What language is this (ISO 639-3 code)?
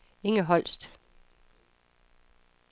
dan